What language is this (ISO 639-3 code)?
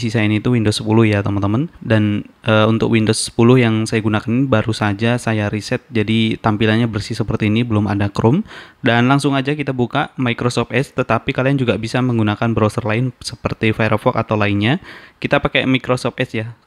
ind